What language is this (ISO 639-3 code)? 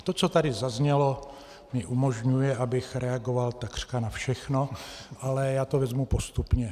ces